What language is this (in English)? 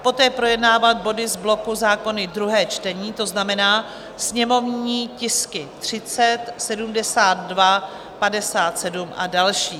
Czech